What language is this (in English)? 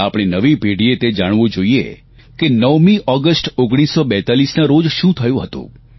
Gujarati